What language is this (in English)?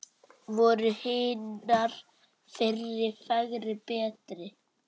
Icelandic